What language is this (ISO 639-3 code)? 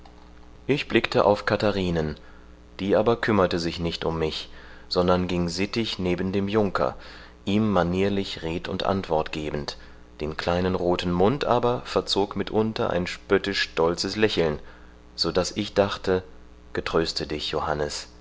deu